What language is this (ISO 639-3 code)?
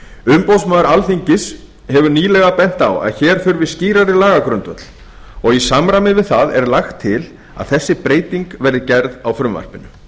isl